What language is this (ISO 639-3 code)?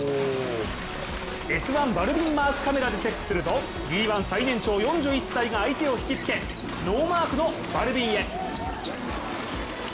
jpn